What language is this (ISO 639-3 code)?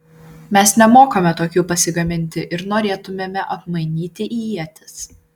lit